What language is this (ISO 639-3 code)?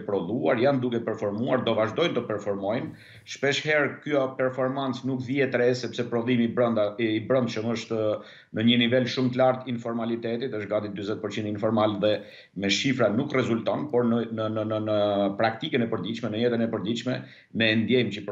ron